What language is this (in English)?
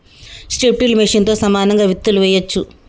Telugu